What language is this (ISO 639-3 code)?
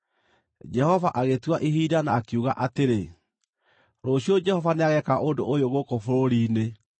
kik